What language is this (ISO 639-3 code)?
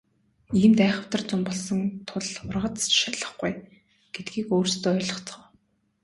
mon